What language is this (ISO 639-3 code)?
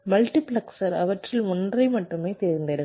tam